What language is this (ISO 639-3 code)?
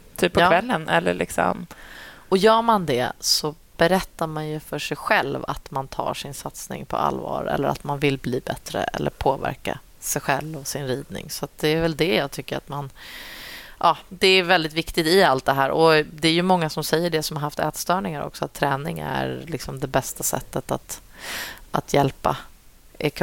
swe